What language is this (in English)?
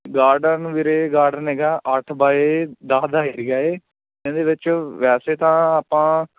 Punjabi